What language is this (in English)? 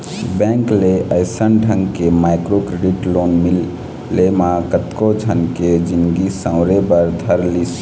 Chhattisgarhi